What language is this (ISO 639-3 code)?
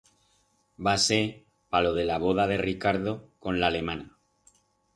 arg